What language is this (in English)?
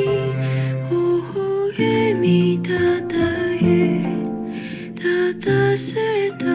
Korean